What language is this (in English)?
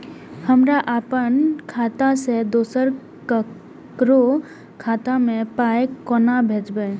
Maithili